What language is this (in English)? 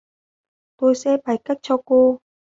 Vietnamese